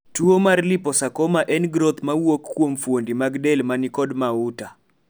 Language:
Luo (Kenya and Tanzania)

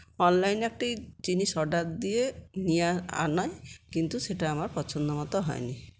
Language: Bangla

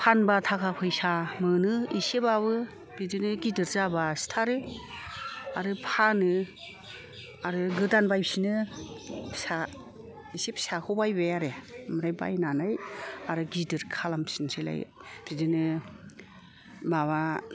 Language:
Bodo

